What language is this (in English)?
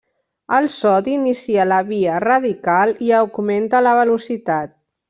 Catalan